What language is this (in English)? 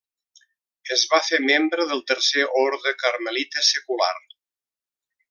Catalan